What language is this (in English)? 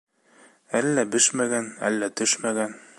Bashkir